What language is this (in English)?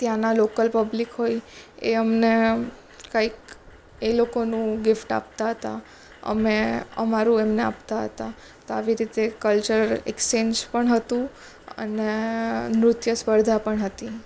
Gujarati